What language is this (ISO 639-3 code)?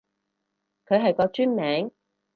yue